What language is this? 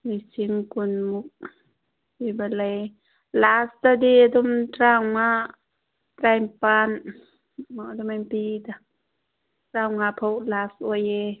Manipuri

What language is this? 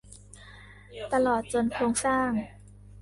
Thai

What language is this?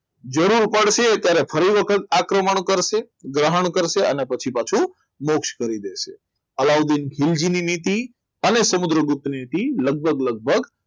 Gujarati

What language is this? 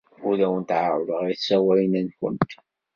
Kabyle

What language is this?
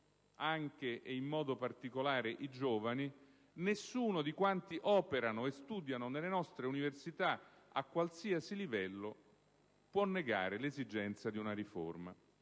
Italian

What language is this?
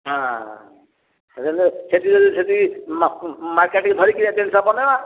Odia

